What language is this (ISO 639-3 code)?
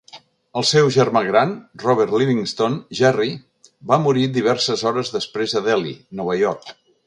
cat